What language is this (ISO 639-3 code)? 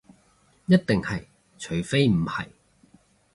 yue